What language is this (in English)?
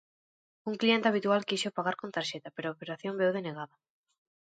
Galician